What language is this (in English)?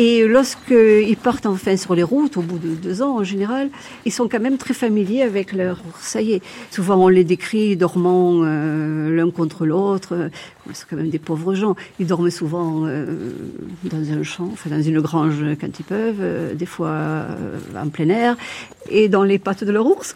French